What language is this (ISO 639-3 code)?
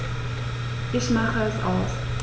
deu